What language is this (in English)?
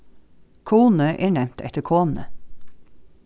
Faroese